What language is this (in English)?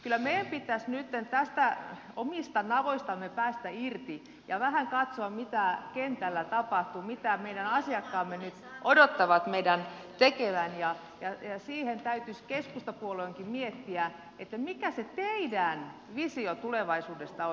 Finnish